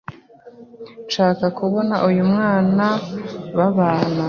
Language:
Kinyarwanda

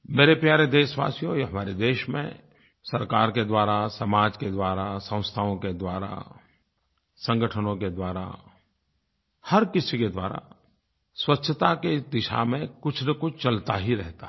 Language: Hindi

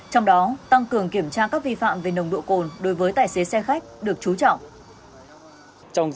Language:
Vietnamese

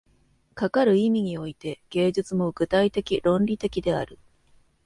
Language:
Japanese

